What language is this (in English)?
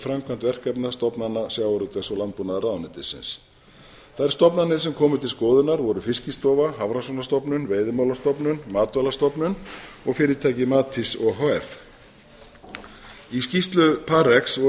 Icelandic